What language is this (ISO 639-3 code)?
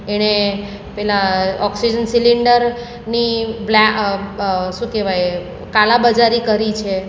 guj